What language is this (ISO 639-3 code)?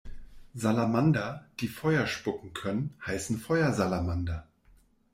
deu